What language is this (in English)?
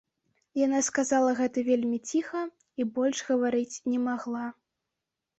Belarusian